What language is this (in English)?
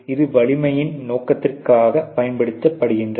Tamil